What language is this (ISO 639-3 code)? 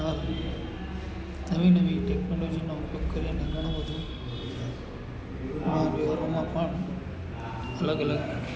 guj